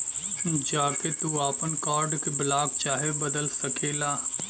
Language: Bhojpuri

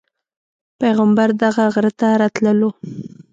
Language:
Pashto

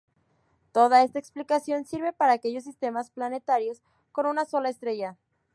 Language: Spanish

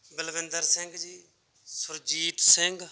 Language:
Punjabi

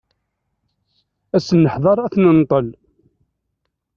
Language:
Kabyle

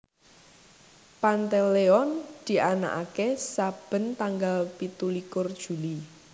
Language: Javanese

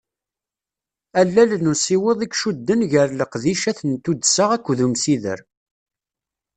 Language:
Kabyle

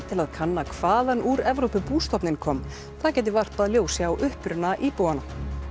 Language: Icelandic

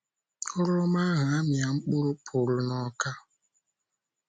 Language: Igbo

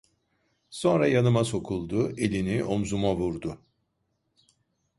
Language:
Turkish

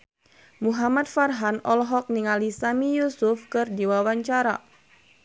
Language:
Sundanese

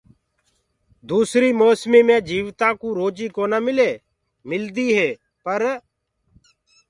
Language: Gurgula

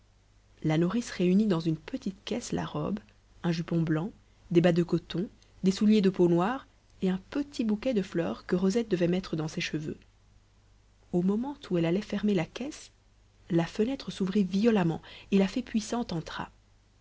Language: French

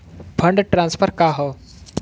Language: Bhojpuri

